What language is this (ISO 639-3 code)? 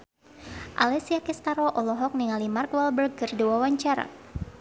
sun